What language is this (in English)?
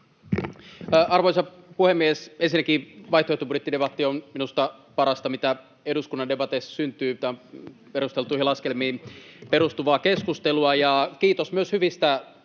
Finnish